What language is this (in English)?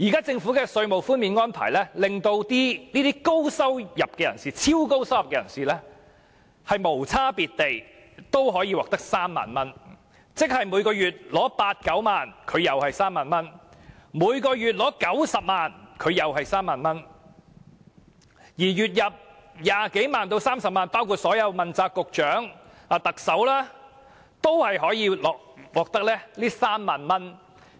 Cantonese